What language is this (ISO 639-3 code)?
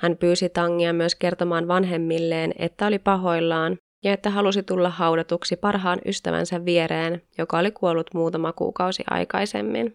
fin